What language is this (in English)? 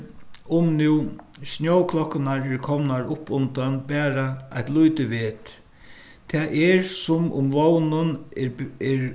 Faroese